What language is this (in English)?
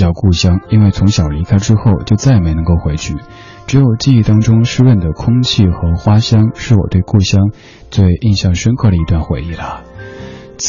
Chinese